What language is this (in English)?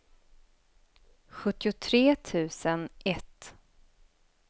Swedish